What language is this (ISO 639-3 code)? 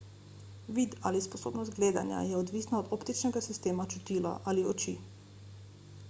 slv